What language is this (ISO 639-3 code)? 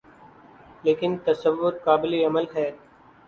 urd